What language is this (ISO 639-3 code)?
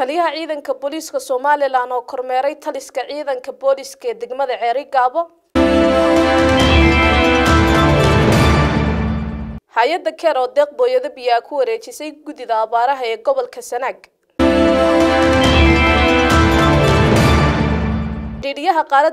ara